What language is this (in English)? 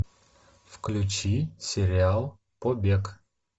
Russian